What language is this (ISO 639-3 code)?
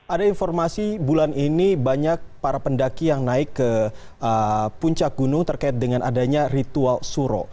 ind